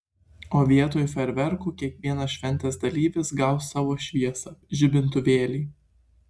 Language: Lithuanian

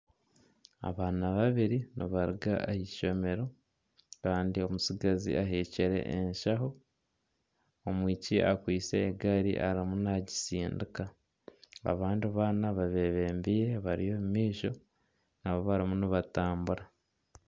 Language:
Nyankole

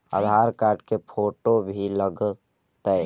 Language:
Magahi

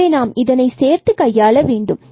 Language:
Tamil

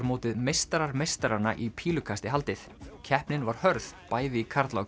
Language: Icelandic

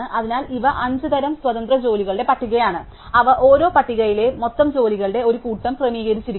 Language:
Malayalam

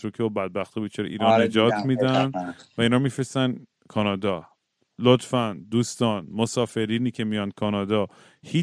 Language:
Persian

